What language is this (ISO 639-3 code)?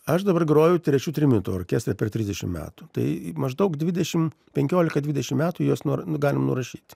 lit